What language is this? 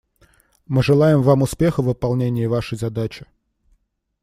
Russian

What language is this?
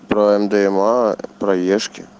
Russian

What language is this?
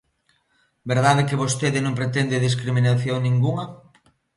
Galician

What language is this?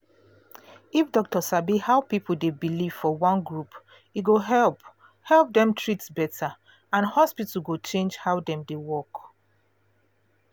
Nigerian Pidgin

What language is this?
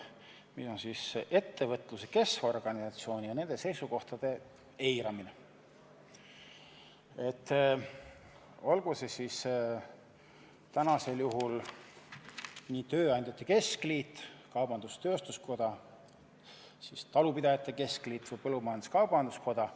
Estonian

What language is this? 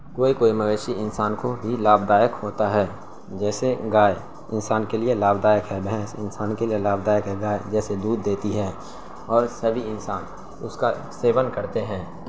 Urdu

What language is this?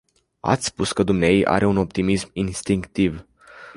Romanian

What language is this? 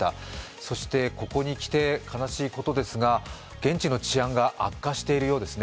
Japanese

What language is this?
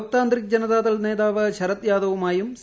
Malayalam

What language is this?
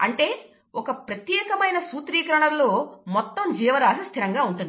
Telugu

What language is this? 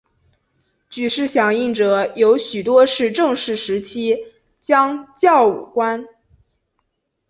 Chinese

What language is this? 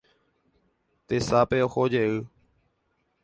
Guarani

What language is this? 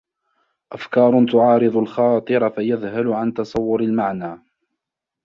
Arabic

